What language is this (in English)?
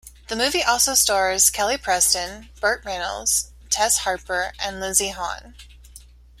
English